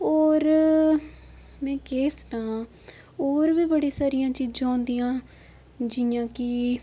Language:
Dogri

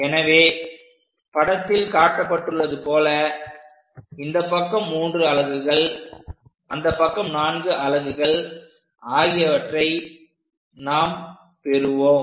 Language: Tamil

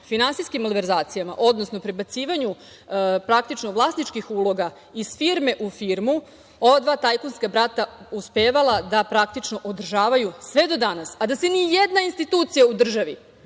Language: Serbian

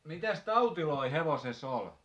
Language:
Finnish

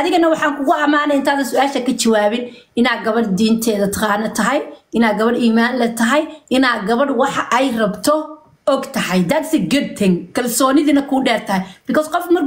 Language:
Arabic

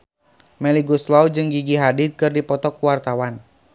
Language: Sundanese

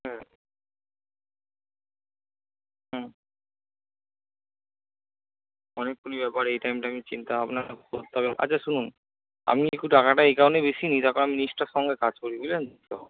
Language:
Bangla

